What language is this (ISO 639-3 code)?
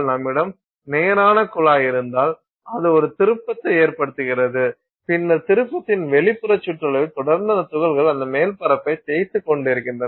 tam